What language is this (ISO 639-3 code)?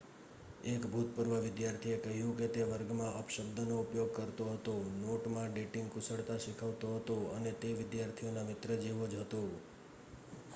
guj